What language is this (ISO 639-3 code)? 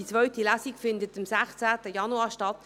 gsw